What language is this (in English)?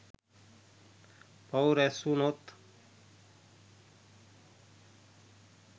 Sinhala